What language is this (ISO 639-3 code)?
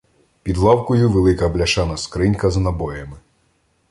ukr